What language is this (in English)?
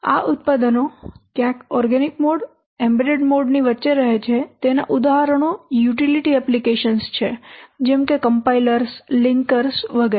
Gujarati